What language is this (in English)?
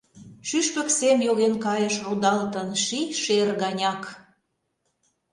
Mari